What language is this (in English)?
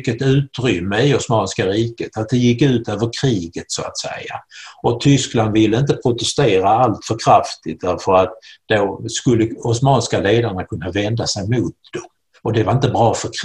Swedish